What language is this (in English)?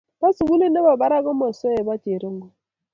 Kalenjin